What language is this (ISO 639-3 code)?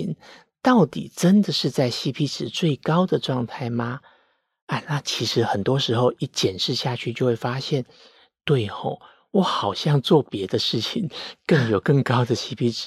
zho